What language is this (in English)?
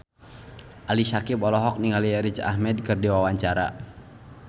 Sundanese